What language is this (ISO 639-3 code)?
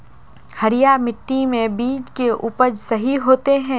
mag